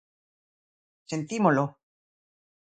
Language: Galician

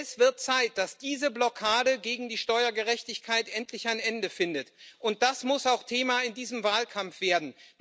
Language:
German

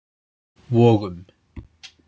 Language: Icelandic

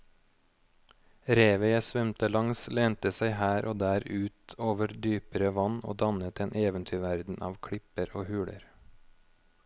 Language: Norwegian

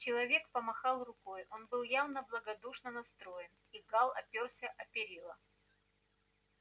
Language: Russian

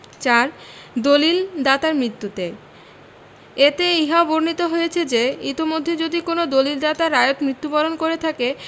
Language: Bangla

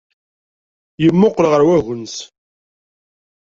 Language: Kabyle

